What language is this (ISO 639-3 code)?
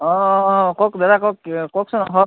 asm